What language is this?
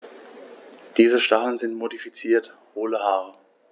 German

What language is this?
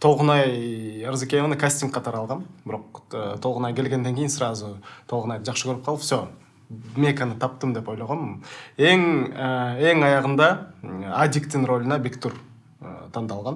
Turkish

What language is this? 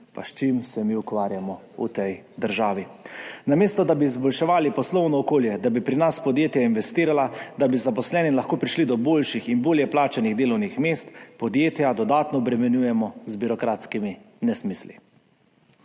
Slovenian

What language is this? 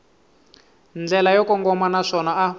Tsonga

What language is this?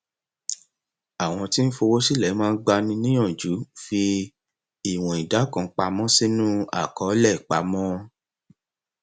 Yoruba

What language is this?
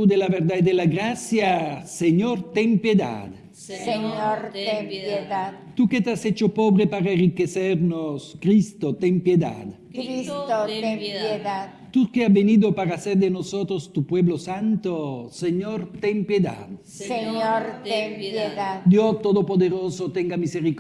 Spanish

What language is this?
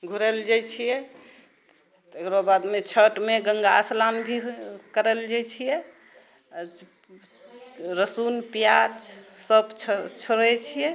Maithili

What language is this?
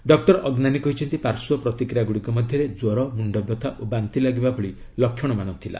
Odia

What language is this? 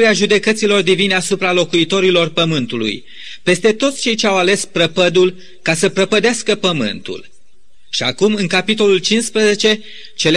Romanian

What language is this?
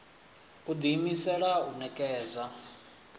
Venda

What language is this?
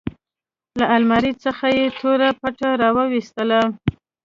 Pashto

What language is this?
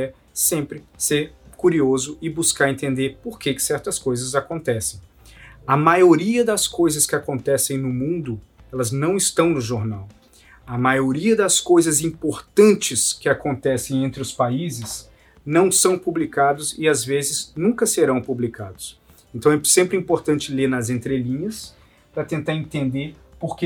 Portuguese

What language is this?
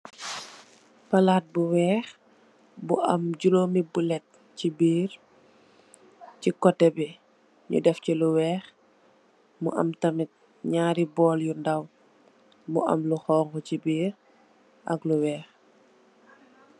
Wolof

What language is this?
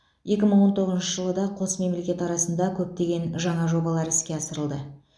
Kazakh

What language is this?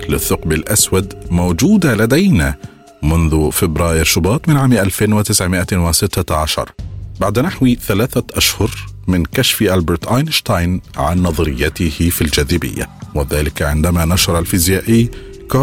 Arabic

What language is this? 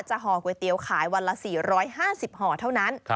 Thai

